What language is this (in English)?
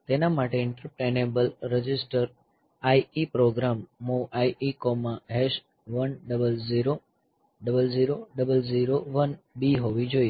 Gujarati